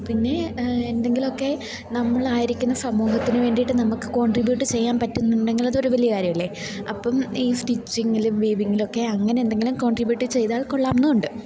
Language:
Malayalam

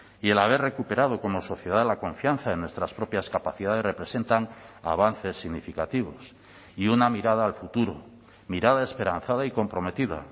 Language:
Spanish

